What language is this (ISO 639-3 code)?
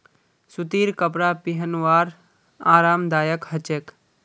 mag